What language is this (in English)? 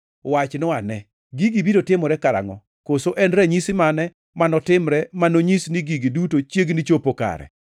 Luo (Kenya and Tanzania)